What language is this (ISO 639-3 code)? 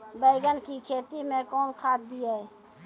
mai